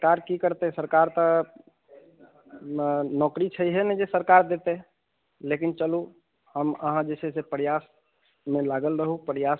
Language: Maithili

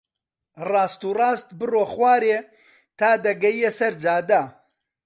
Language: Central Kurdish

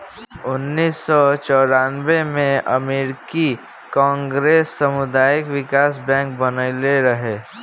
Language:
Bhojpuri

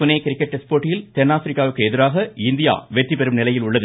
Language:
Tamil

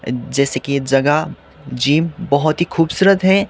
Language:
Hindi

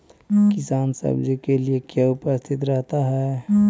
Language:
Magahi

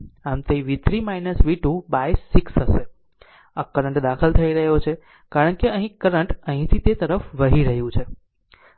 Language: Gujarati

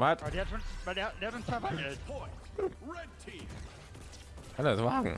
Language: German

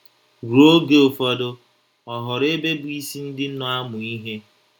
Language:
Igbo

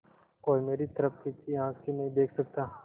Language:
Hindi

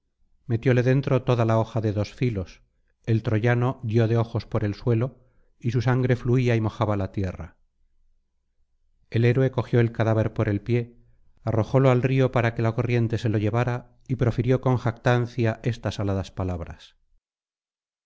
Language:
Spanish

